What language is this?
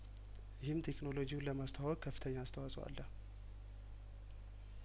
Amharic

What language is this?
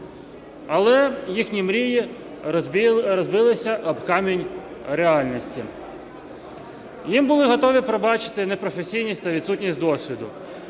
Ukrainian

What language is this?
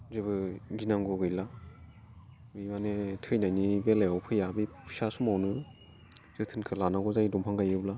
Bodo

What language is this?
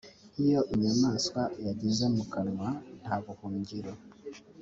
Kinyarwanda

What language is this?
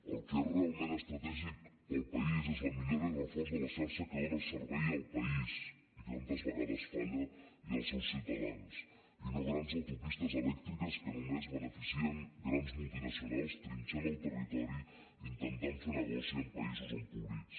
Catalan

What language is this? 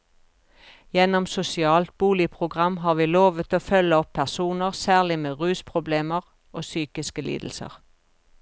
Norwegian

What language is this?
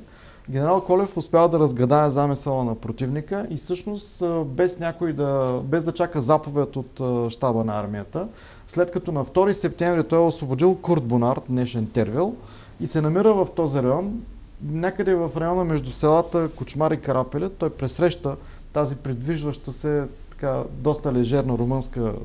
Bulgarian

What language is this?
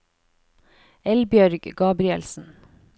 Norwegian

